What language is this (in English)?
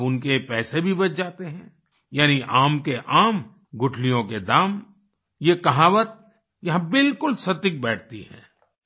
Hindi